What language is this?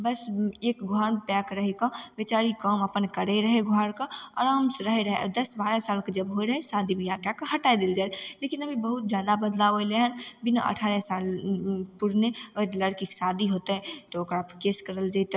Maithili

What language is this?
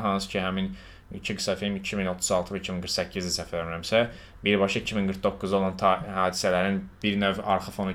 Turkish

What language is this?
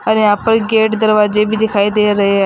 Hindi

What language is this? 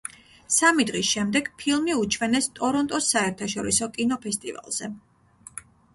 Georgian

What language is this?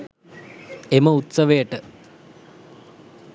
Sinhala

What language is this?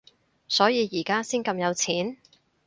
Cantonese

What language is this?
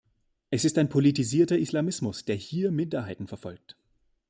German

